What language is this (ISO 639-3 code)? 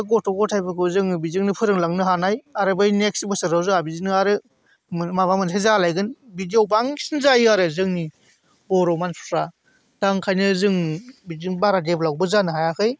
brx